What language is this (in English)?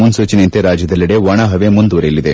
Kannada